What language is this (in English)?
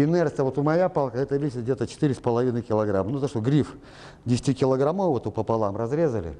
Russian